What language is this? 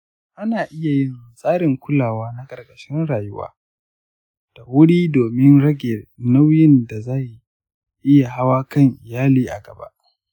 Hausa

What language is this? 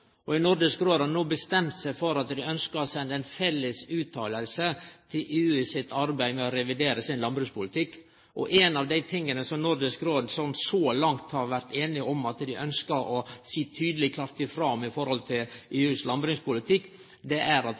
Norwegian Nynorsk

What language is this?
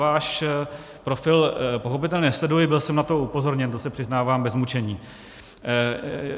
Czech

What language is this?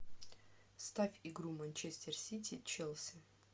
Russian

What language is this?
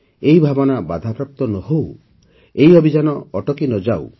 Odia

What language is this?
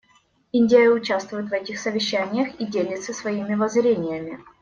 Russian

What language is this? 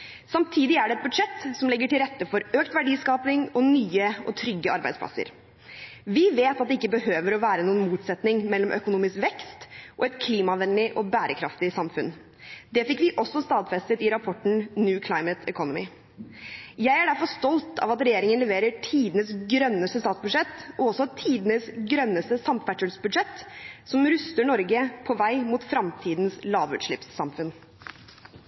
Norwegian Bokmål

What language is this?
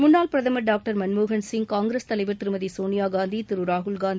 Tamil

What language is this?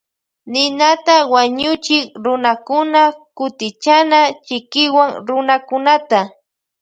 Loja Highland Quichua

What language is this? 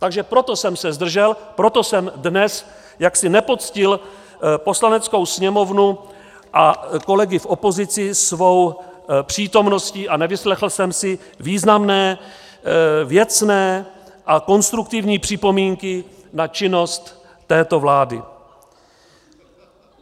Czech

